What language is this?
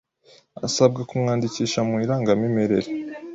Kinyarwanda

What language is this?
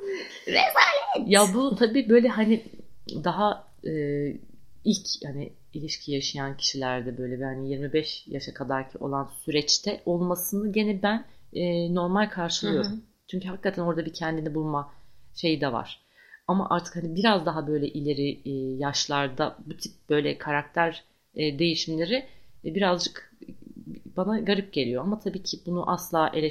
Turkish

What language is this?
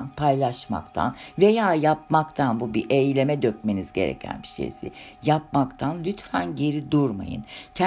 Turkish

